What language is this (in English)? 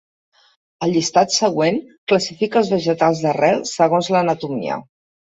Catalan